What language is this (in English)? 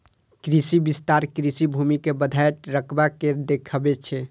Maithili